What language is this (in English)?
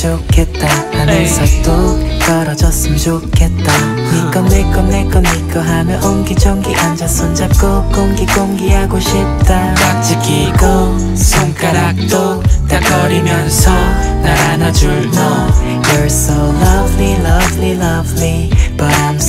Korean